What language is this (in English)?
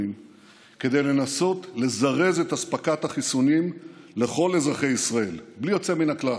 Hebrew